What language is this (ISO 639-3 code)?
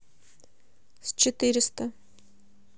rus